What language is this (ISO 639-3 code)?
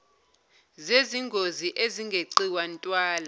zul